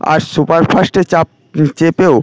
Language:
Bangla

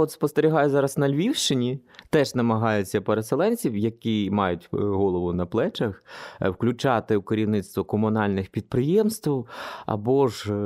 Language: Ukrainian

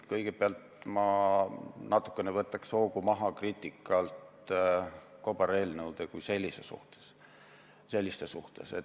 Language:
Estonian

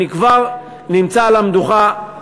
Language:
Hebrew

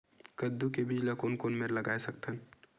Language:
Chhattisgarhi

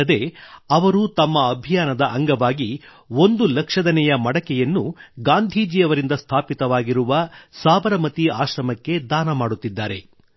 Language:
Kannada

